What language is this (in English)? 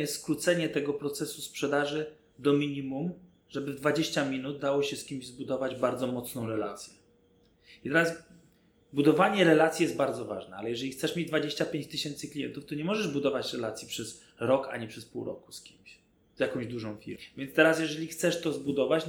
Polish